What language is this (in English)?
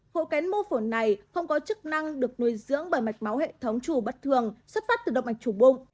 Vietnamese